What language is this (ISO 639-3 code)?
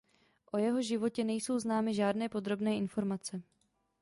ces